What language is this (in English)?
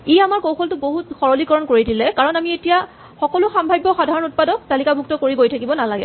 Assamese